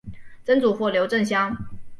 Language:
Chinese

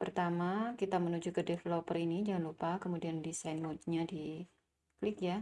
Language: Indonesian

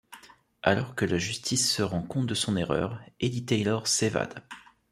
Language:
French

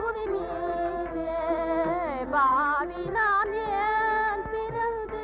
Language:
Tamil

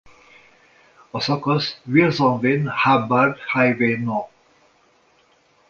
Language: Hungarian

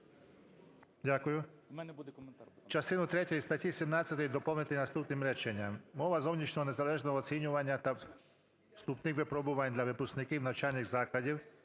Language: Ukrainian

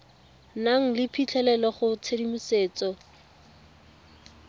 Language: Tswana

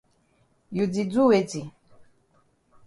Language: Cameroon Pidgin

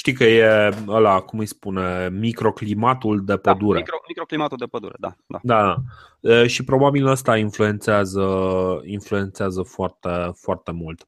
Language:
Romanian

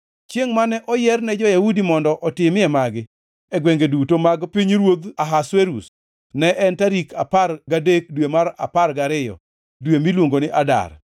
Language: Luo (Kenya and Tanzania)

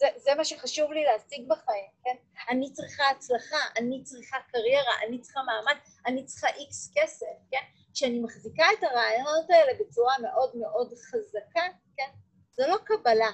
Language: Hebrew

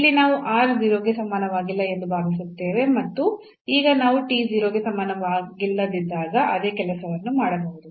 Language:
Kannada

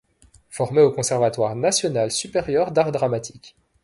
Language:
French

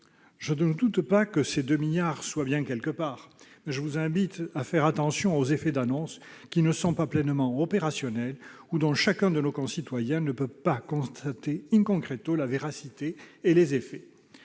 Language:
French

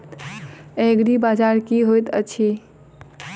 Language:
Maithili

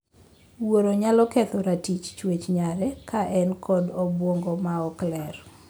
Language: Luo (Kenya and Tanzania)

